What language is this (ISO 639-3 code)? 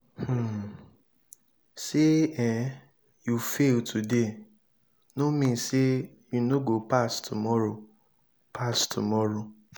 pcm